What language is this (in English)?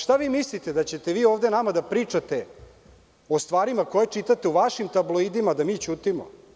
Serbian